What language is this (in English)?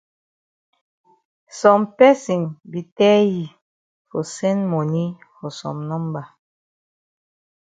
Cameroon Pidgin